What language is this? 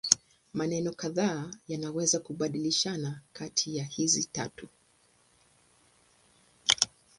Swahili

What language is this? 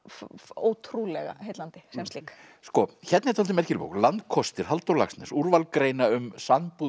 Icelandic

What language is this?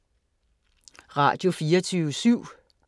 Danish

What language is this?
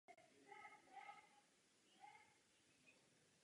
Czech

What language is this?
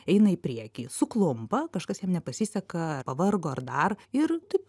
Lithuanian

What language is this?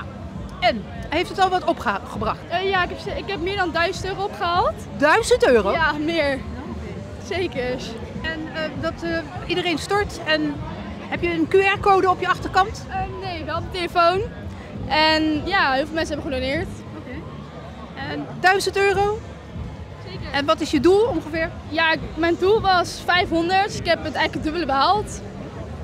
Dutch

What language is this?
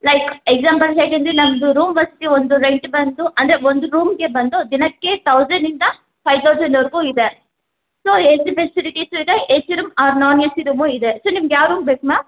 Kannada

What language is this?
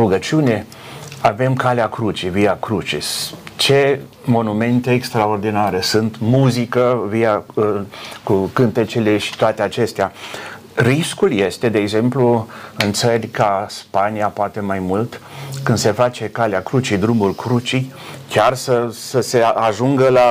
Romanian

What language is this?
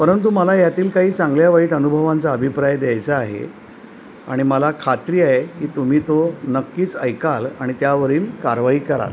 Marathi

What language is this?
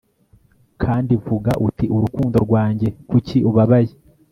Kinyarwanda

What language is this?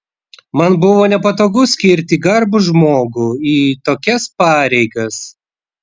Lithuanian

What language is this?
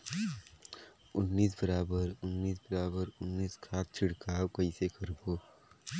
Chhattisgarhi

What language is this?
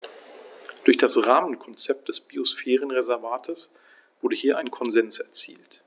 German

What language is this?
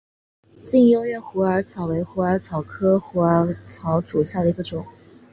Chinese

